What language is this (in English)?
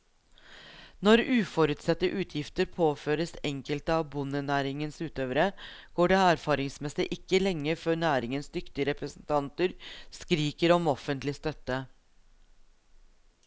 Norwegian